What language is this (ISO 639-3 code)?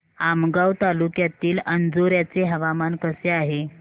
mar